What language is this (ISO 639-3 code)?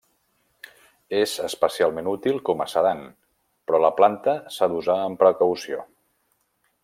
cat